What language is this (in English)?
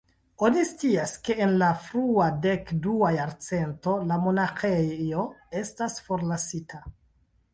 Esperanto